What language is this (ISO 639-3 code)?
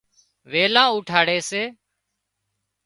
kxp